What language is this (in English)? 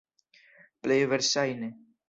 Esperanto